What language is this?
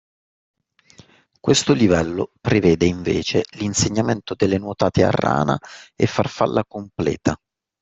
Italian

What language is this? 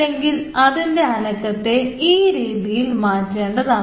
Malayalam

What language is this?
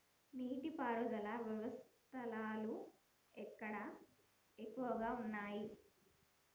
Telugu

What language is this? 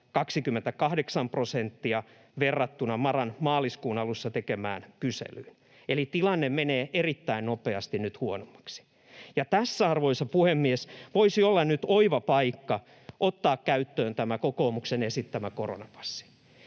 Finnish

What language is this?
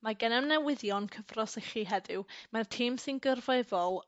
Welsh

